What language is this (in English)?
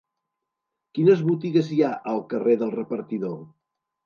Catalan